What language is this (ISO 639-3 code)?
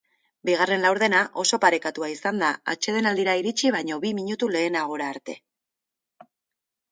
eus